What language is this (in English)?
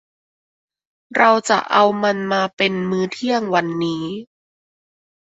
Thai